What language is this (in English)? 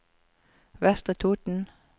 Norwegian